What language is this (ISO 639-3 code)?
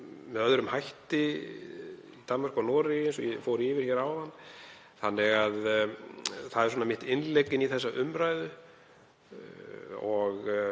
isl